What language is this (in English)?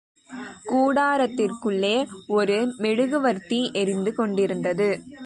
Tamil